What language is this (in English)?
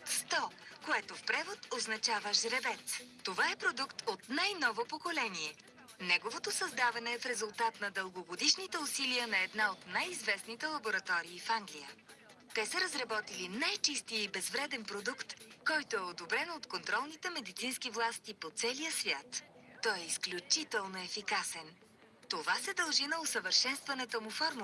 Bulgarian